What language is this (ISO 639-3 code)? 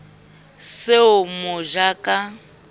sot